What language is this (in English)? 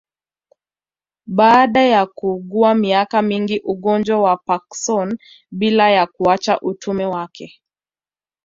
Swahili